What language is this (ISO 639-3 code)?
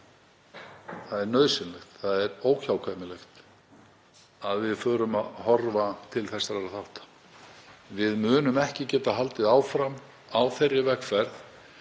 isl